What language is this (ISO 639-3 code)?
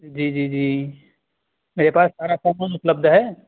urd